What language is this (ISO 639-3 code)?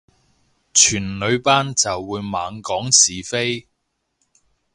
yue